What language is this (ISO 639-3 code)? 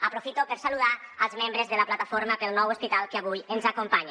cat